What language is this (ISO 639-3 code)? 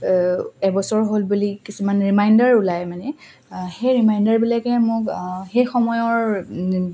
asm